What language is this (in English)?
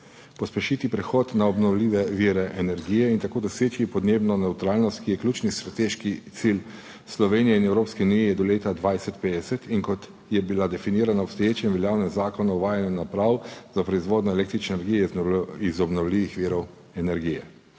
Slovenian